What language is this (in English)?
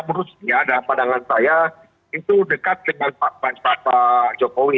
Indonesian